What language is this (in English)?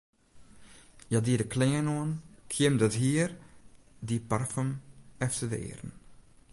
Western Frisian